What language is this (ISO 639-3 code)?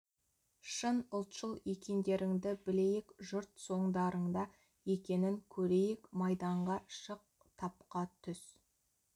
kaz